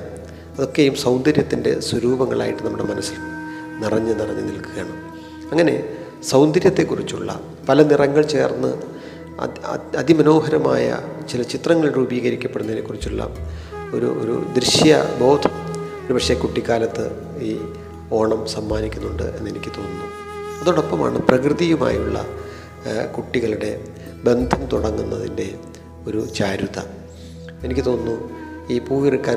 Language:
Malayalam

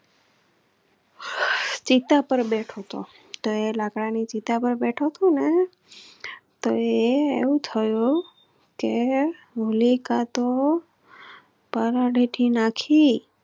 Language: Gujarati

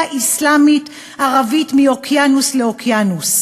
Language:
Hebrew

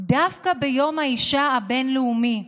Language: Hebrew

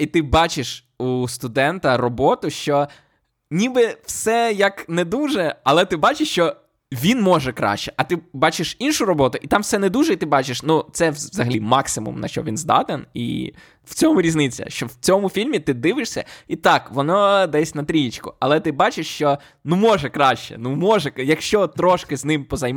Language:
Ukrainian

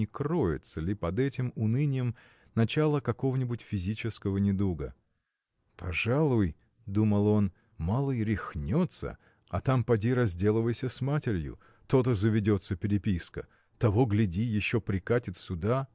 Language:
Russian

